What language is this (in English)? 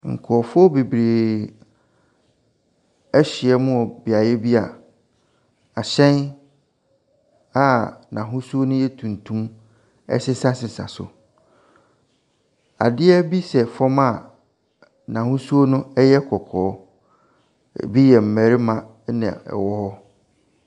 Akan